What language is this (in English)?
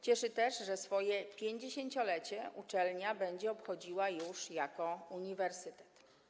Polish